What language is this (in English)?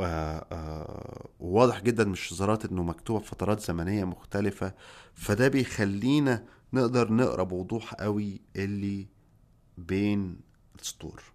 Arabic